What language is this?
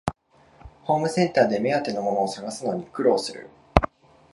Japanese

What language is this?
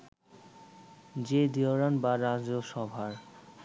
Bangla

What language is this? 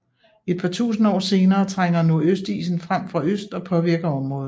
Danish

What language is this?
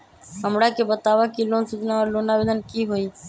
Magahi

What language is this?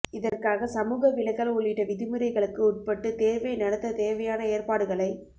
Tamil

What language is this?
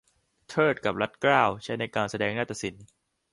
Thai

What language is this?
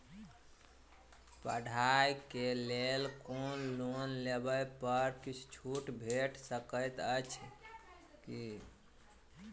Maithili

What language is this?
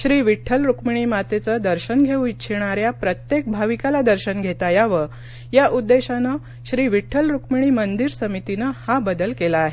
Marathi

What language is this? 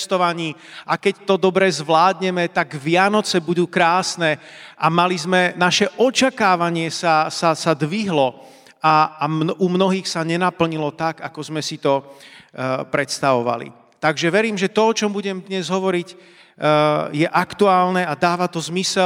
Slovak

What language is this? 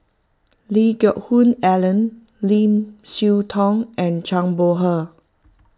English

